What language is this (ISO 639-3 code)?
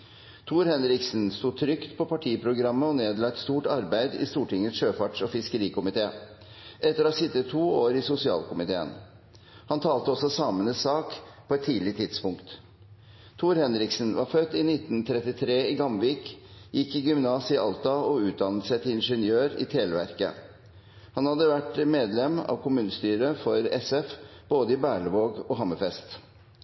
nob